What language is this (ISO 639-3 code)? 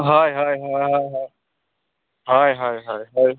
sat